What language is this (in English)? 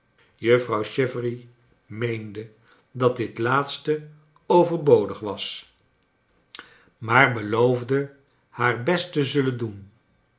Dutch